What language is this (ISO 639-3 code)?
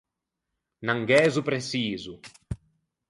lij